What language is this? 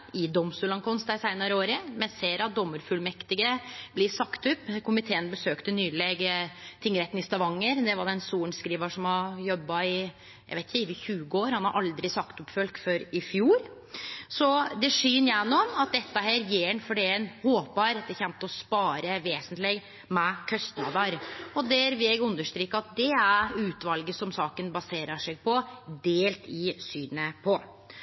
Norwegian Nynorsk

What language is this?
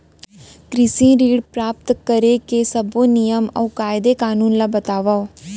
Chhattisgarhi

